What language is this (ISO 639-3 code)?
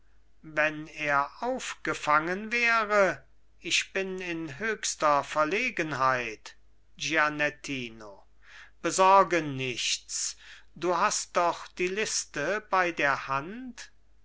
deu